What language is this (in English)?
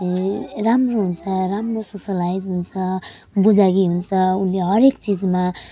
Nepali